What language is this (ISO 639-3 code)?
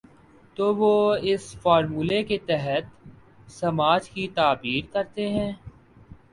urd